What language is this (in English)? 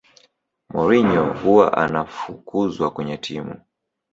Swahili